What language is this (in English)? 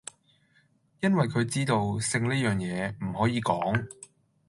Cantonese